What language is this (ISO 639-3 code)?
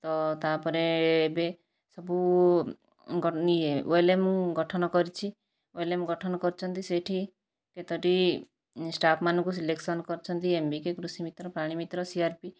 ori